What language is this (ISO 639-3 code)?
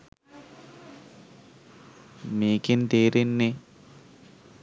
sin